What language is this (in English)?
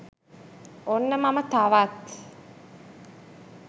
Sinhala